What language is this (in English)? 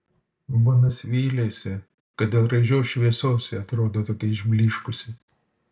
Lithuanian